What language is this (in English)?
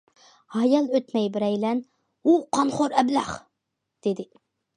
Uyghur